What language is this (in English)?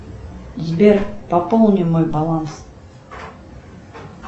Russian